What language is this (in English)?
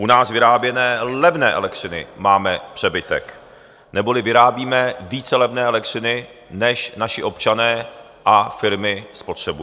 Czech